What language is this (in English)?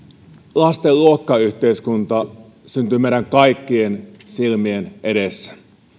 Finnish